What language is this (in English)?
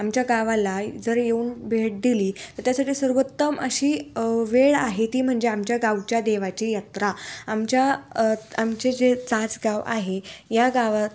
Marathi